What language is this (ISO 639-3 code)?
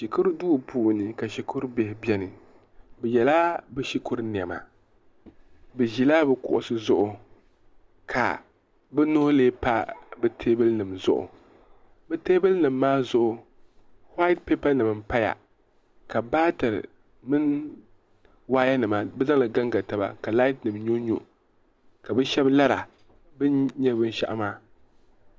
dag